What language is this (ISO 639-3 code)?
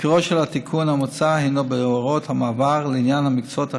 heb